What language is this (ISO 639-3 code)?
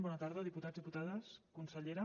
cat